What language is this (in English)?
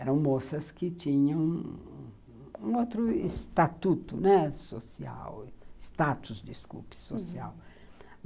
Portuguese